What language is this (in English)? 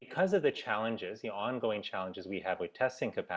Indonesian